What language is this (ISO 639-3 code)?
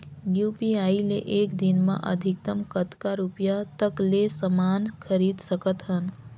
hne